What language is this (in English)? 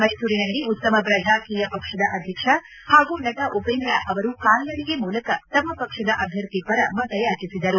Kannada